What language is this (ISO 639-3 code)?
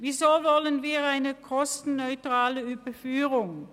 gsw